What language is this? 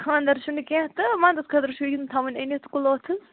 Kashmiri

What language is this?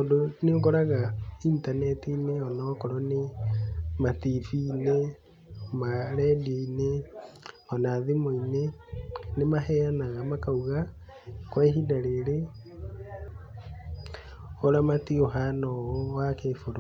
Kikuyu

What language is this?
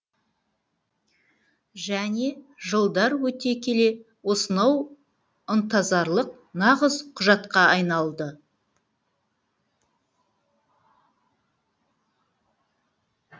Kazakh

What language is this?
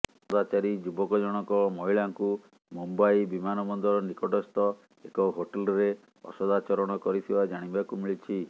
Odia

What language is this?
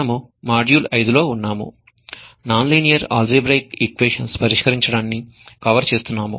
Telugu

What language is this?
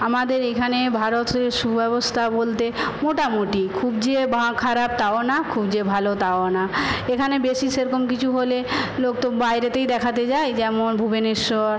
Bangla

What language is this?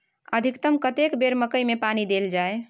Maithili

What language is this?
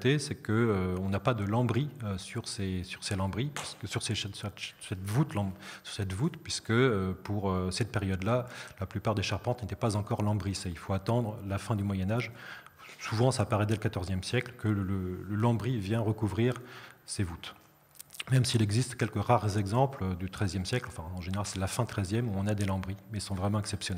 French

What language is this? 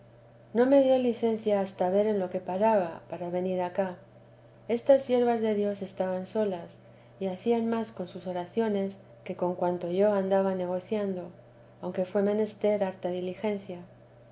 Spanish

